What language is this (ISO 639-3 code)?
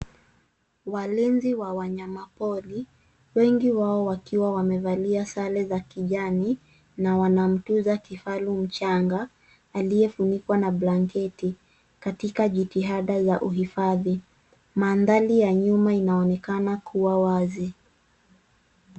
swa